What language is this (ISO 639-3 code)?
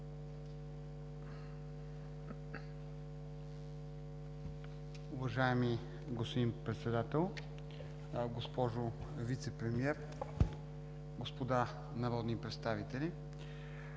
bul